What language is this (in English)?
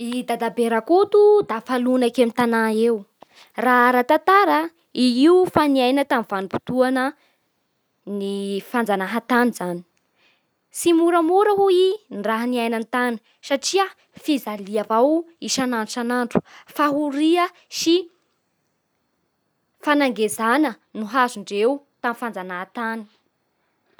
Bara Malagasy